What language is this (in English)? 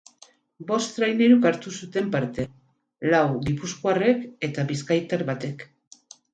Basque